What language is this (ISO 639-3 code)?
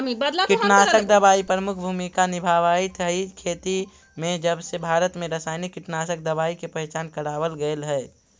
mag